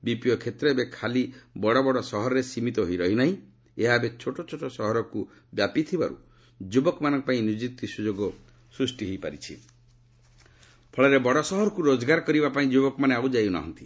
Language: Odia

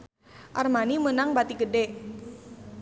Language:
Sundanese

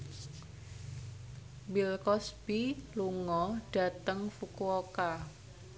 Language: Javanese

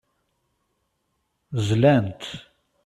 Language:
Kabyle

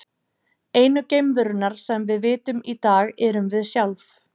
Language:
Icelandic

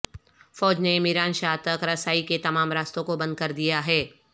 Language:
Urdu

